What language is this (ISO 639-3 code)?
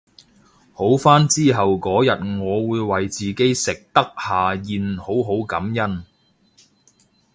yue